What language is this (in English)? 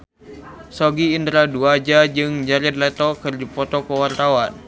Sundanese